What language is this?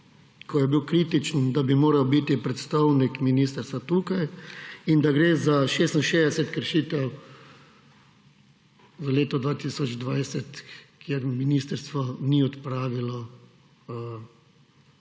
Slovenian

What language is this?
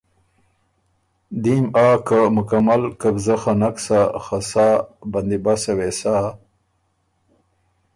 Ormuri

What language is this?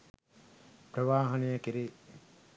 Sinhala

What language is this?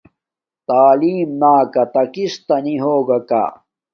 Domaaki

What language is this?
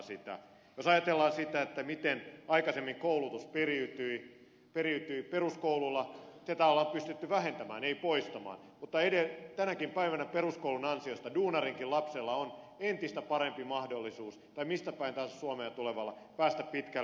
Finnish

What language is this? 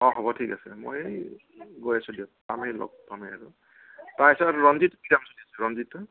Assamese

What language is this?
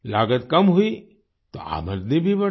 Hindi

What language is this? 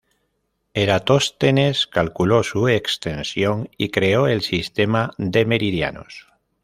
Spanish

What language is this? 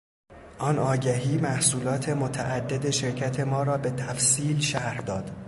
Persian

